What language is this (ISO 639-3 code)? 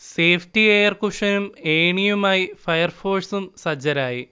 mal